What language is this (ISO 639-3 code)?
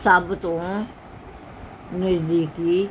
pan